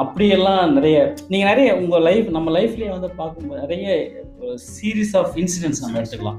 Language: Tamil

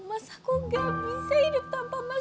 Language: Indonesian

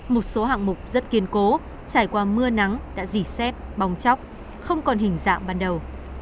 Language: Vietnamese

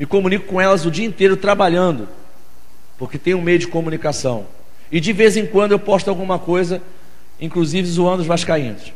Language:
Portuguese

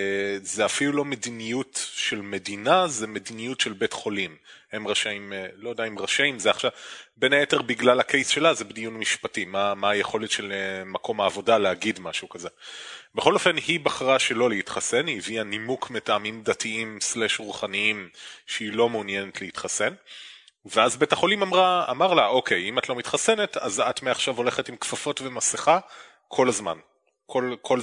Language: Hebrew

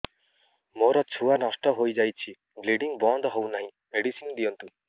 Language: Odia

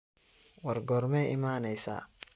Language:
Somali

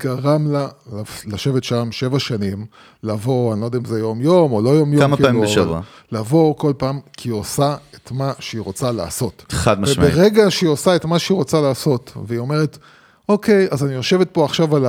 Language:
Hebrew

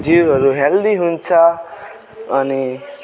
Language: Nepali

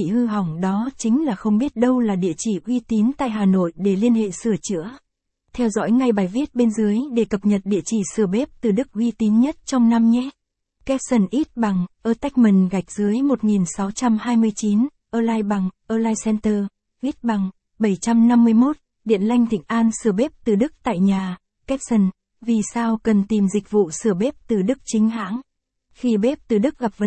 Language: Vietnamese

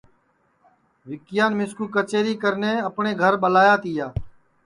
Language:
Sansi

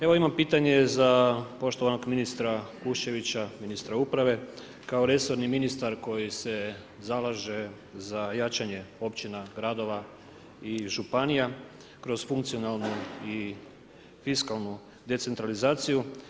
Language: Croatian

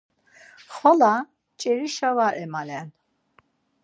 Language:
Laz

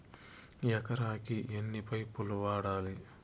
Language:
Telugu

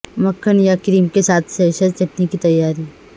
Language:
Urdu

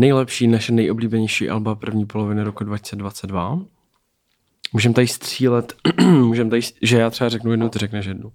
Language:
Czech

